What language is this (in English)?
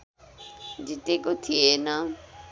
Nepali